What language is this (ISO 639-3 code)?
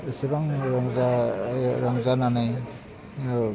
brx